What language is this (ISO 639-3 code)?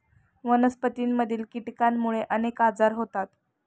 mar